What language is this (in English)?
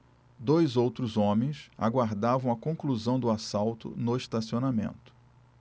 Portuguese